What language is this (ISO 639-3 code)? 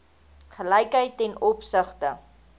afr